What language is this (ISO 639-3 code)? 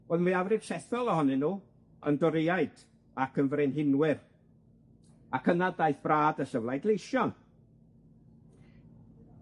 cym